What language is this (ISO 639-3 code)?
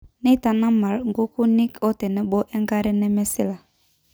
mas